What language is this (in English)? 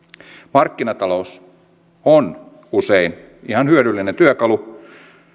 Finnish